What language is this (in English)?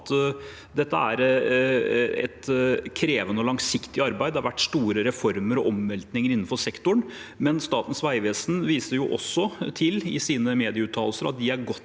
Norwegian